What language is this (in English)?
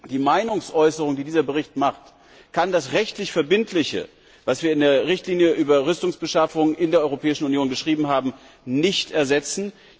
German